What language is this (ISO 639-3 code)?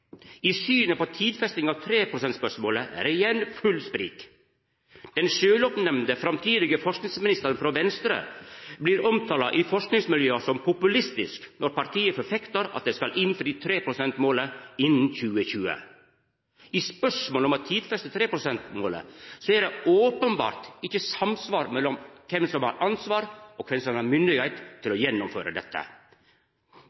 nno